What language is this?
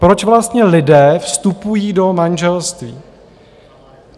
Czech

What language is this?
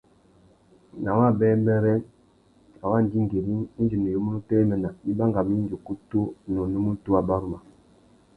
Tuki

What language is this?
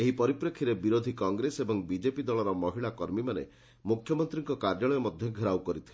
Odia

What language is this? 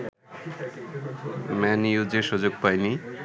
Bangla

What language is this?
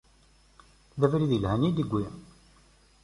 Kabyle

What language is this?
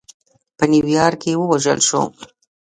Pashto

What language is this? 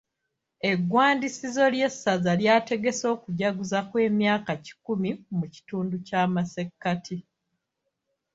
Ganda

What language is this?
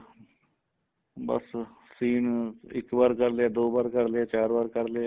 Punjabi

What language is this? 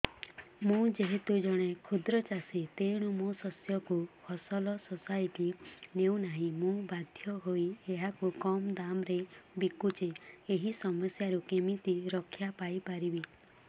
Odia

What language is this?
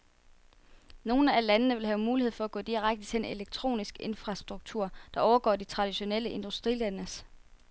Danish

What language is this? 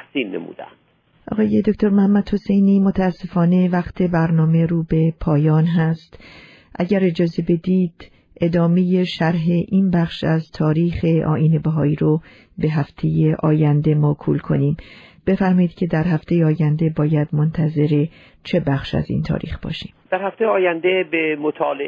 Persian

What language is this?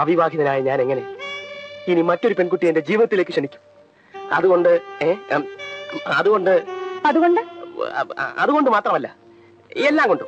Malayalam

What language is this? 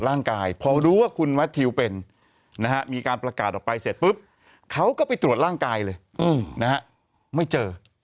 Thai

